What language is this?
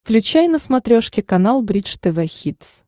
Russian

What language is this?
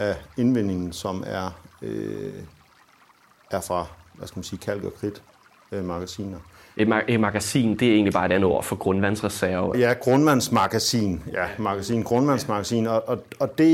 Danish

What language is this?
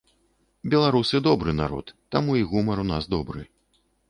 Belarusian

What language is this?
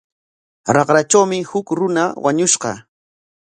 Corongo Ancash Quechua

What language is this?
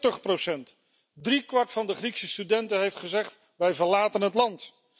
Dutch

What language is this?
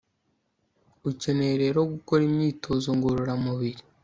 Kinyarwanda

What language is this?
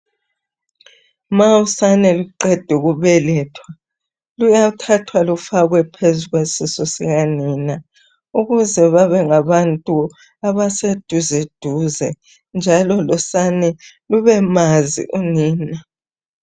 North Ndebele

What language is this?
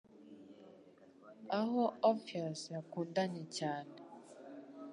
Kinyarwanda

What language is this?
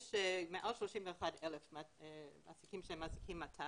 Hebrew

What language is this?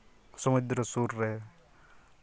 Santali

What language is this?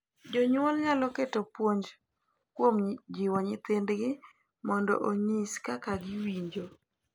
Luo (Kenya and Tanzania)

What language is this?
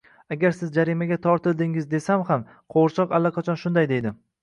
Uzbek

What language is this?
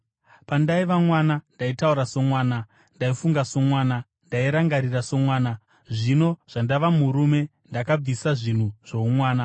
Shona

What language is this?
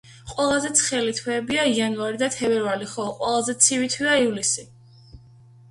Georgian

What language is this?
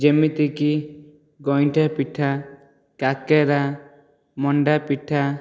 Odia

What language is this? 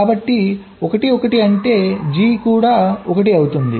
Telugu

